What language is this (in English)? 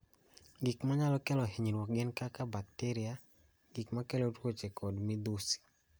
Luo (Kenya and Tanzania)